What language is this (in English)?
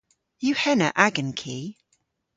Cornish